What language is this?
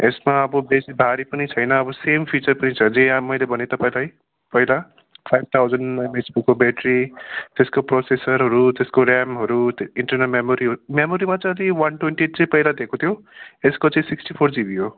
Nepali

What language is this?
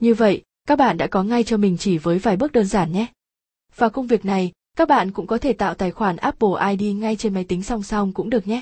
Vietnamese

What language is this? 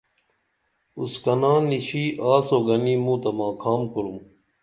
Dameli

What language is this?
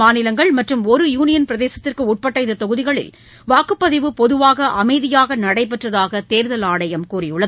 Tamil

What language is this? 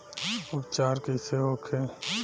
Bhojpuri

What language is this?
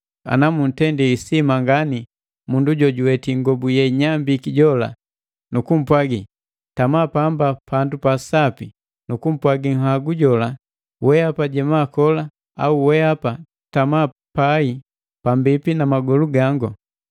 Matengo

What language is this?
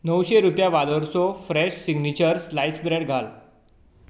Konkani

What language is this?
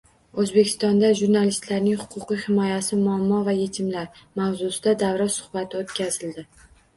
Uzbek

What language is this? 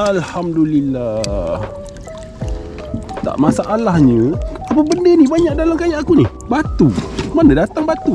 Malay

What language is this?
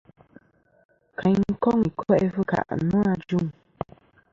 Kom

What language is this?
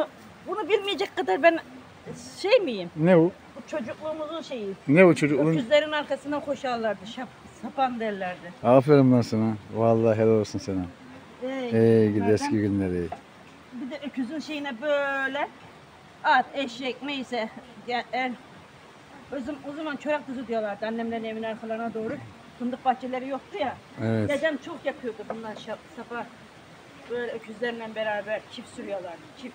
Turkish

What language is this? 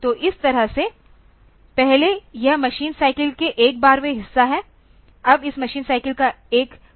Hindi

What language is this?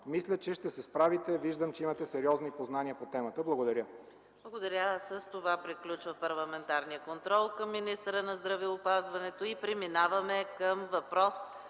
Bulgarian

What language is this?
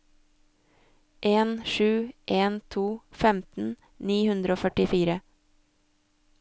Norwegian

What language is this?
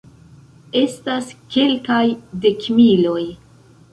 Esperanto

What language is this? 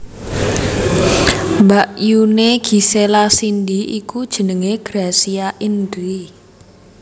Javanese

